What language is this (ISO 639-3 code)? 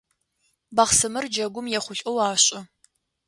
ady